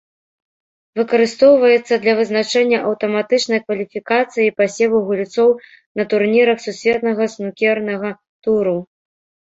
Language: Belarusian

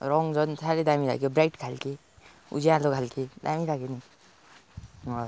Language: Nepali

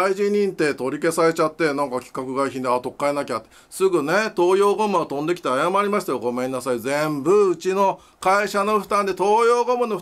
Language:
Japanese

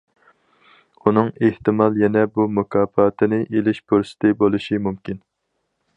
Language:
Uyghur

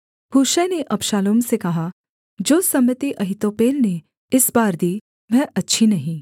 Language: Hindi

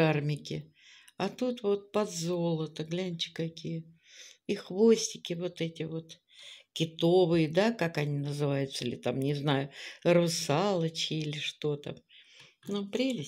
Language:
Russian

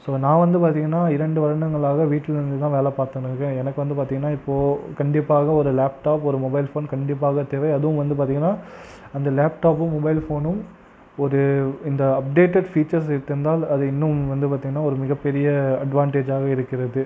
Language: Tamil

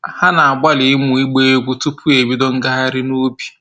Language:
Igbo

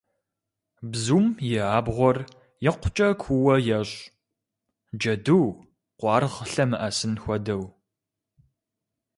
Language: Kabardian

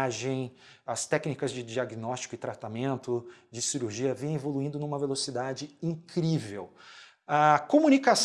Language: Portuguese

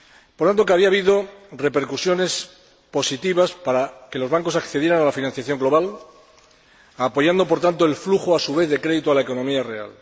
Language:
Spanish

